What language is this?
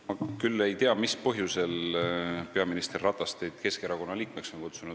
Estonian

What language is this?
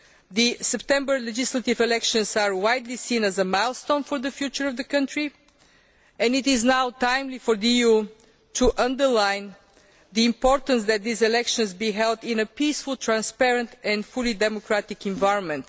English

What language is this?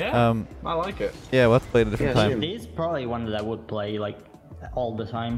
English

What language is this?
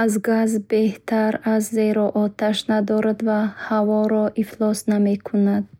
Bukharic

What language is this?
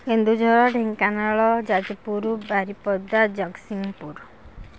Odia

